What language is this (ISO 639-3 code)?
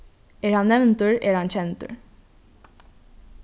fao